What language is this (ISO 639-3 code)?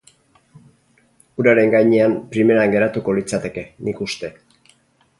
eus